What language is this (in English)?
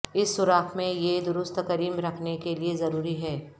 Urdu